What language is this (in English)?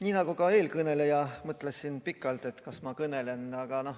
Estonian